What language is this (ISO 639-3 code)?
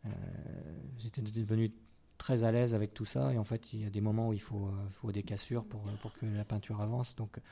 fra